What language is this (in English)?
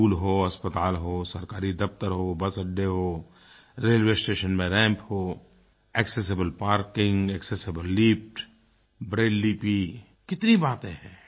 Hindi